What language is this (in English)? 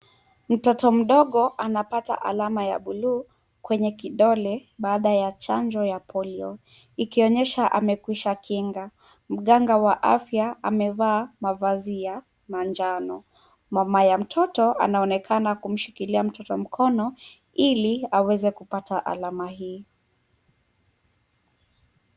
Swahili